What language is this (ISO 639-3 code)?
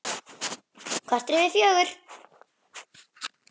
isl